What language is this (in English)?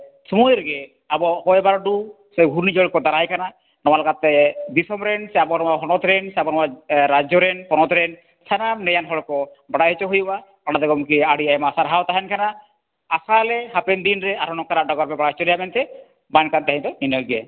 Santali